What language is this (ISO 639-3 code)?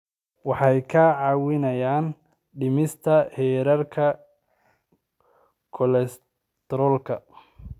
som